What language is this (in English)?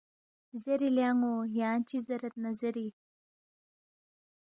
Balti